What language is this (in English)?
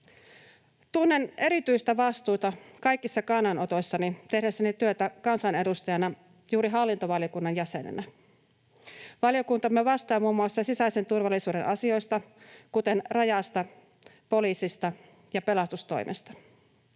Finnish